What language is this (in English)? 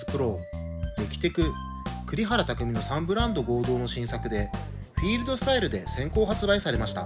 Japanese